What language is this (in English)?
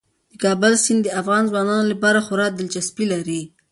Pashto